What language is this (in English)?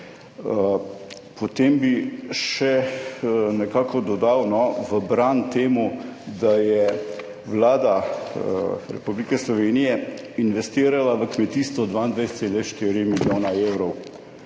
Slovenian